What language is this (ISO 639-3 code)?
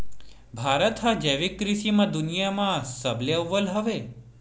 hne